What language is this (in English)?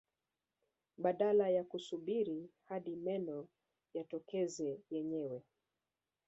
Swahili